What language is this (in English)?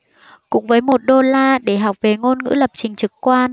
Vietnamese